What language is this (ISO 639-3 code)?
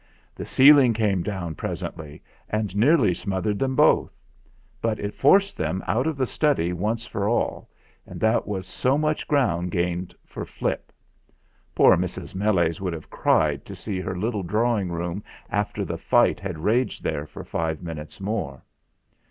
eng